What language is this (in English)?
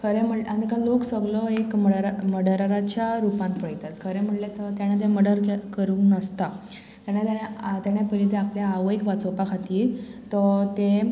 Konkani